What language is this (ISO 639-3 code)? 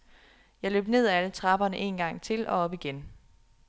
dan